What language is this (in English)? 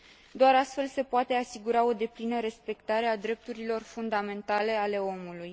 Romanian